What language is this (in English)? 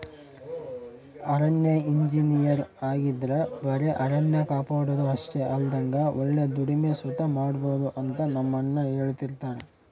Kannada